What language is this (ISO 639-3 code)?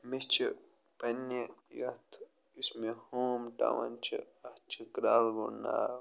kas